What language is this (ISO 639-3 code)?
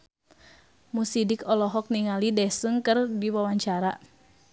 sun